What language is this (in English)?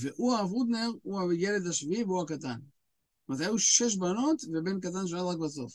Hebrew